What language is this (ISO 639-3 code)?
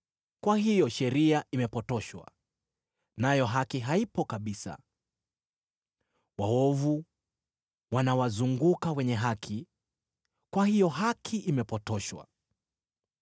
swa